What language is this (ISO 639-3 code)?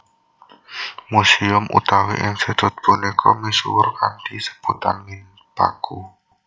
jav